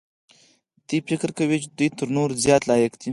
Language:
Pashto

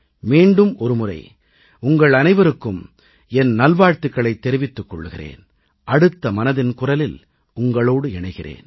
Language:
Tamil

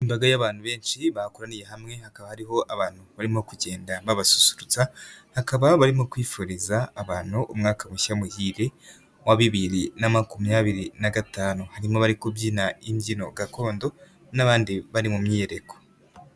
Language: Kinyarwanda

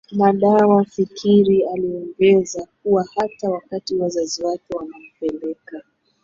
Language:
Swahili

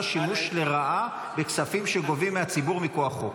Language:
Hebrew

